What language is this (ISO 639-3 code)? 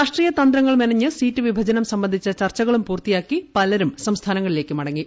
mal